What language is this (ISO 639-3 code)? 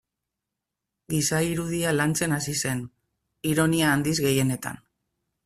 eus